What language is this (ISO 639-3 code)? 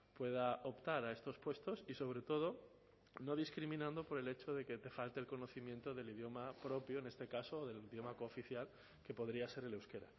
spa